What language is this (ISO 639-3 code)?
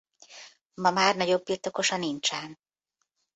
hun